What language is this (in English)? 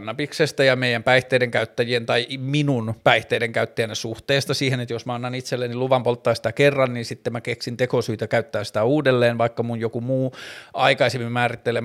Finnish